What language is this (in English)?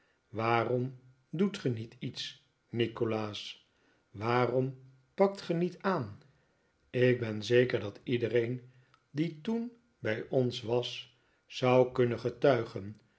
Dutch